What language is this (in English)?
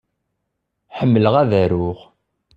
Kabyle